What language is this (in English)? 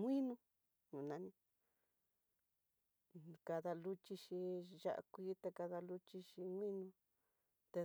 Tidaá Mixtec